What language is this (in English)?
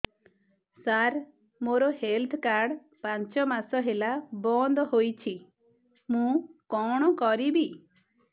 Odia